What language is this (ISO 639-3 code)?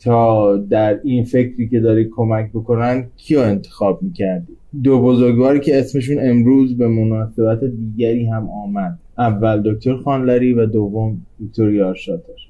fas